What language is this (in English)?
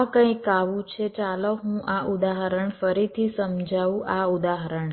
Gujarati